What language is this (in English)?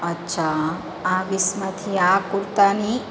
Gujarati